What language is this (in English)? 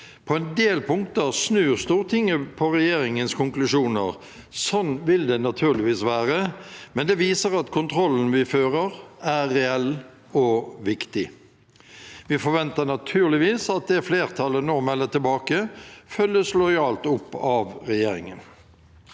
Norwegian